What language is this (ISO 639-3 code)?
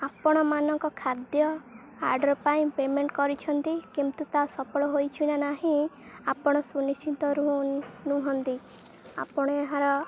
ori